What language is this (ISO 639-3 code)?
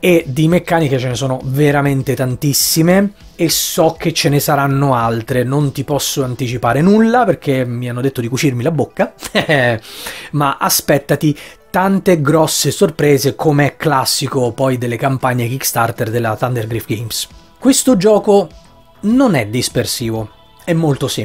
ita